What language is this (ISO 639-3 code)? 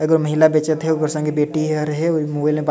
sck